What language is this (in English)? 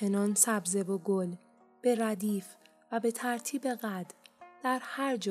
Persian